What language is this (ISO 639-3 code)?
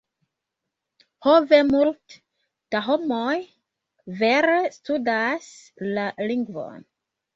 epo